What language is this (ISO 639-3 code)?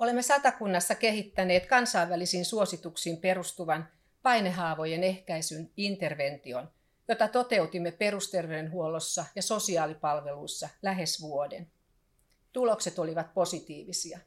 fin